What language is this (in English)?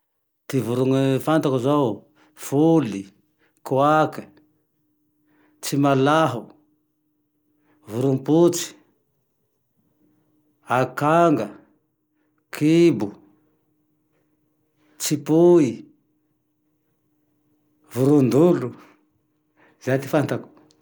Tandroy-Mahafaly Malagasy